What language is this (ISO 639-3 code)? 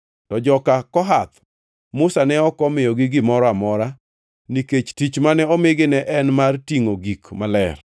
luo